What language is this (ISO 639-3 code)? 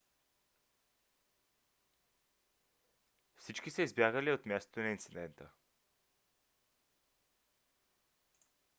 bul